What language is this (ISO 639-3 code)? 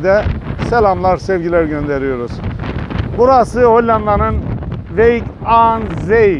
tur